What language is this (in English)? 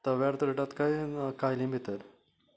Konkani